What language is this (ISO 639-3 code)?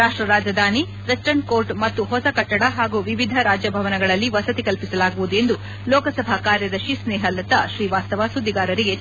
kan